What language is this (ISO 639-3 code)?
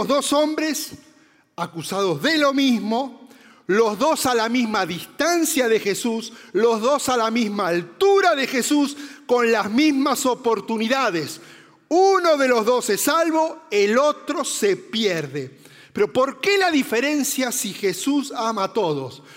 spa